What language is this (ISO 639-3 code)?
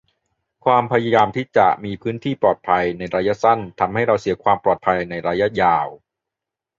tha